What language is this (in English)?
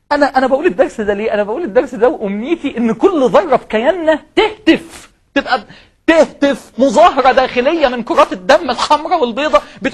Arabic